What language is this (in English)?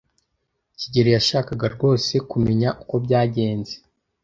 Kinyarwanda